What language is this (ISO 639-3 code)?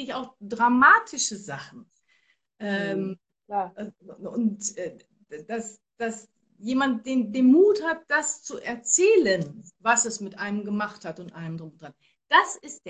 deu